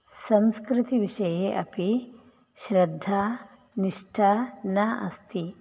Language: Sanskrit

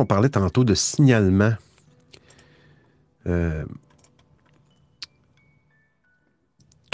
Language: French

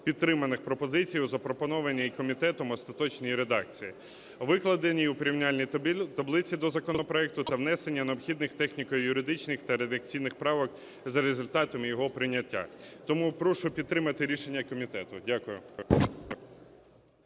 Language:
Ukrainian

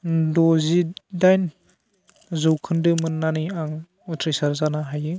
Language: Bodo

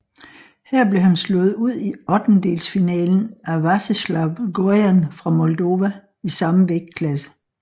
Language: Danish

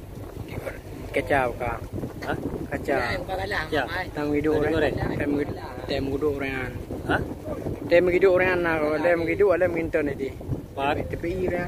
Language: Thai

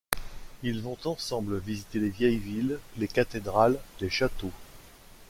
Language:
French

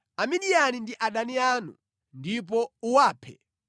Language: Nyanja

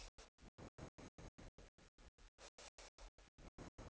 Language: Danish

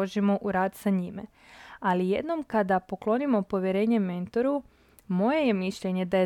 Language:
Croatian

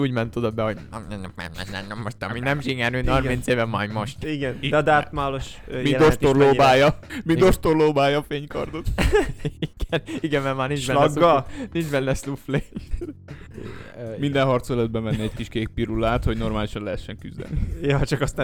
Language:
Hungarian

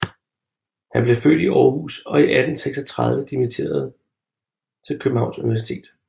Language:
Danish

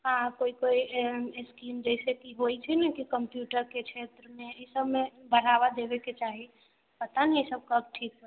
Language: Maithili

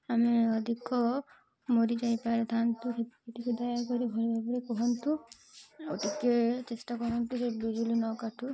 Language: Odia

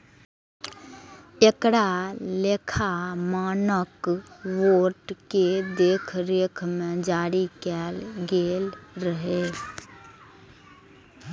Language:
Maithili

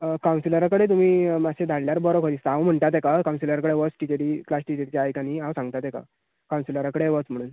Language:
Konkani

